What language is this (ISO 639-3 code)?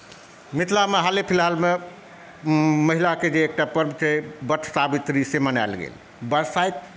mai